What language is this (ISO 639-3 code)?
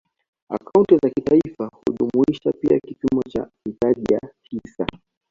swa